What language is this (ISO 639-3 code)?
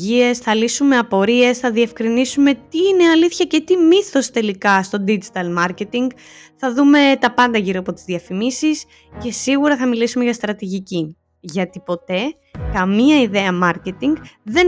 ell